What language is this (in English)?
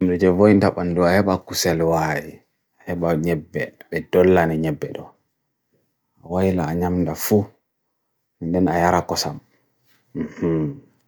Bagirmi Fulfulde